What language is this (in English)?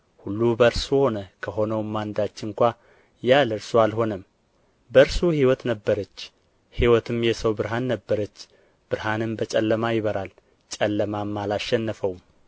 Amharic